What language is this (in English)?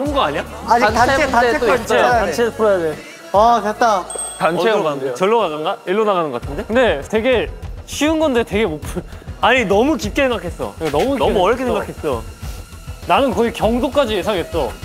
Korean